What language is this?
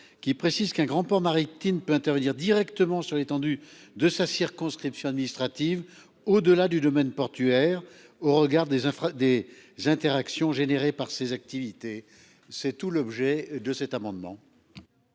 French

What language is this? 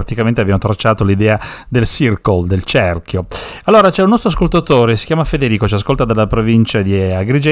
Italian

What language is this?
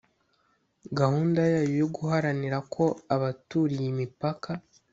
Kinyarwanda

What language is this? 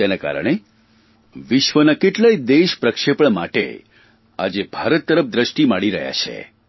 Gujarati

